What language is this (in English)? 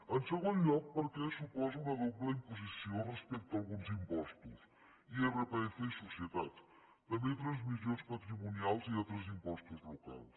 Catalan